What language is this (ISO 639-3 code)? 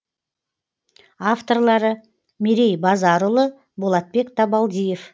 kaz